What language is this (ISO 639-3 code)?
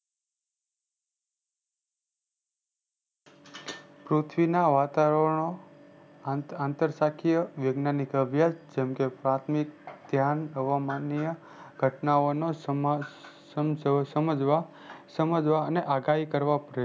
guj